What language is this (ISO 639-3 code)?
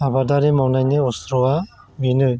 brx